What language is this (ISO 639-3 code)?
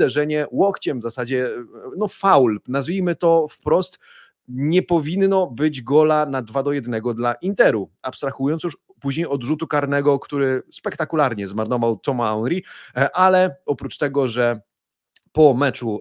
pol